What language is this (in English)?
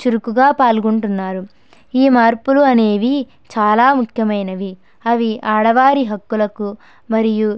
Telugu